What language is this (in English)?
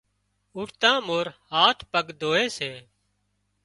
Wadiyara Koli